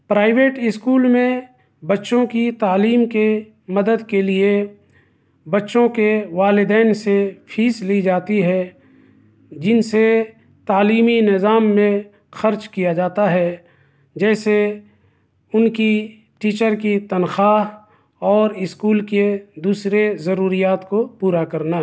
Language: Urdu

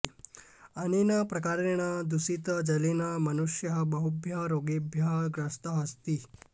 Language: Sanskrit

